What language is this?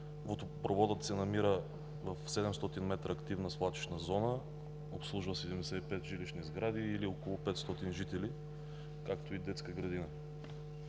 Bulgarian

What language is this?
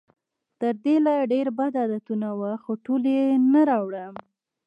Pashto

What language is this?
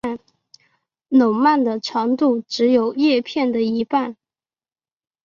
Chinese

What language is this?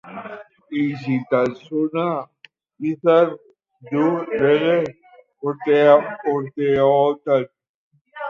Basque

